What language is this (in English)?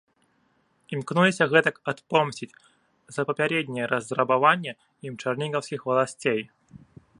Belarusian